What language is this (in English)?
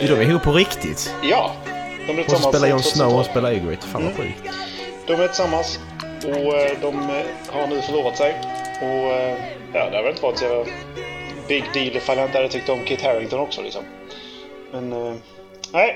Swedish